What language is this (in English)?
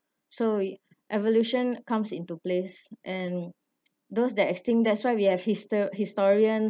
English